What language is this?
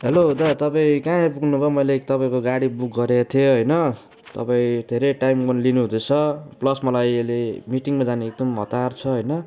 Nepali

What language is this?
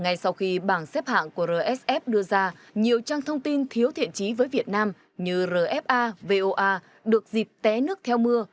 Vietnamese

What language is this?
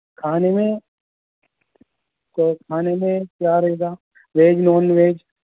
Urdu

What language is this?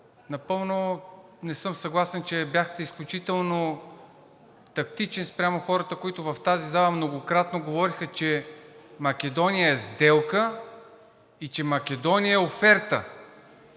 Bulgarian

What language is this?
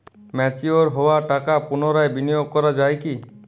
Bangla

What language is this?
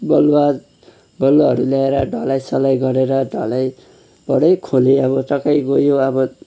Nepali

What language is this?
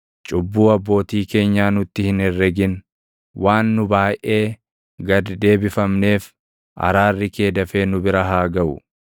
Oromo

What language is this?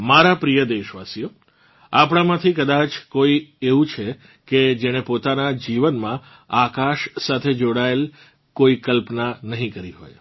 Gujarati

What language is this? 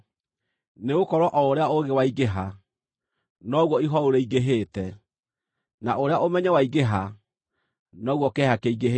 Kikuyu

